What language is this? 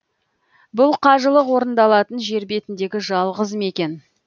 Kazakh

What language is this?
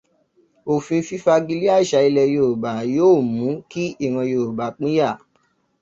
Yoruba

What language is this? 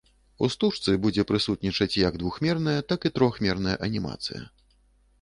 Belarusian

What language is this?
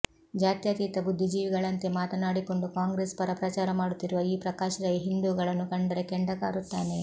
Kannada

